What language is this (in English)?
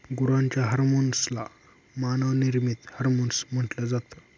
Marathi